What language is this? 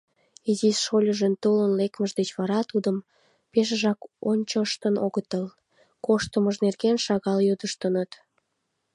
Mari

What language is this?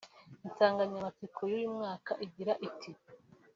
Kinyarwanda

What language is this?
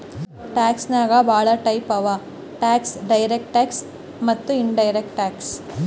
Kannada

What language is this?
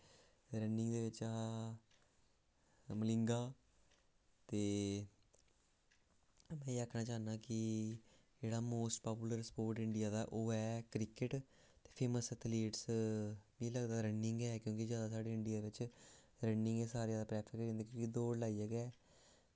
Dogri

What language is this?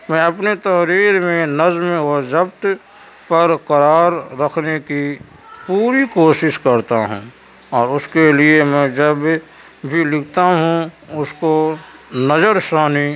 Urdu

